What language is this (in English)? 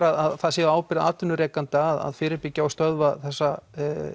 Icelandic